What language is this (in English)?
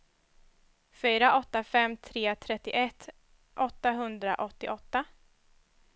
Swedish